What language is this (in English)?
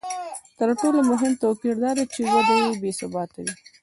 Pashto